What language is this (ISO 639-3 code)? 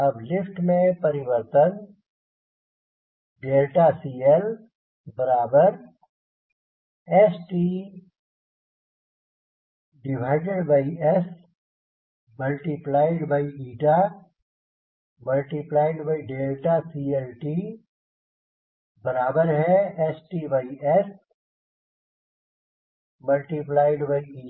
hin